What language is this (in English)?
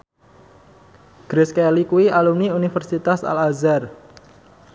Javanese